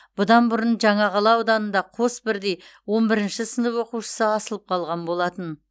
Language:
Kazakh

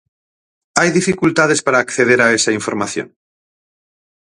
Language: Galician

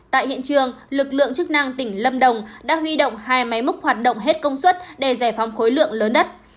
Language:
Vietnamese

